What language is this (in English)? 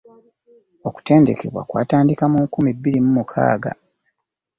Ganda